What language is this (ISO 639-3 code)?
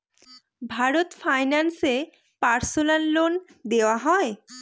ben